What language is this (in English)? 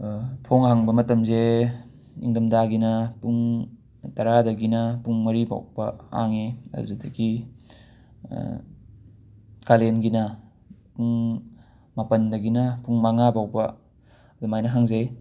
Manipuri